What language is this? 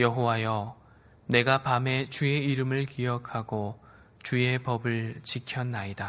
Korean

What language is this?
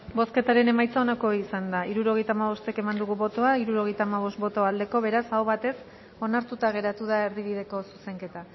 Basque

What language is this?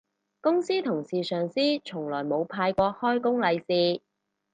Cantonese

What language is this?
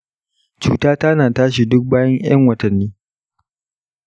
Hausa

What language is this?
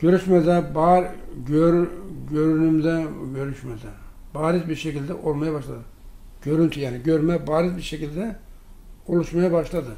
Turkish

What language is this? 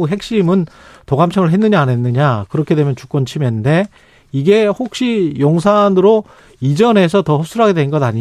Korean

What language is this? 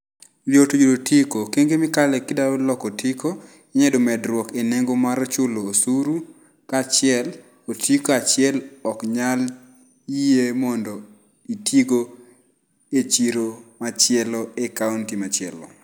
Luo (Kenya and Tanzania)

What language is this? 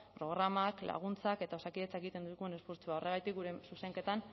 Basque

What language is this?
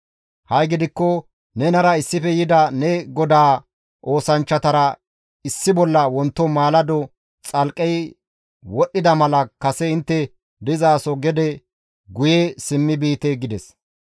Gamo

